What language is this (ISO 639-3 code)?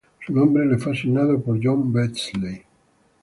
spa